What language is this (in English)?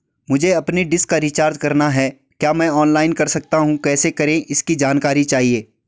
Hindi